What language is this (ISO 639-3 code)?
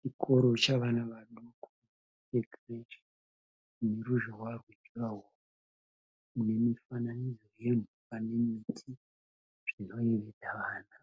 sna